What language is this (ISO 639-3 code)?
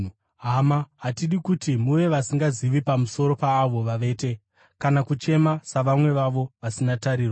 sna